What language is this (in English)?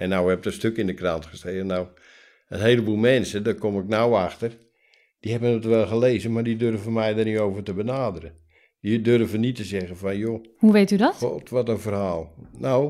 Dutch